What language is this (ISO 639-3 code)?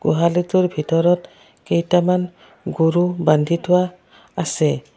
asm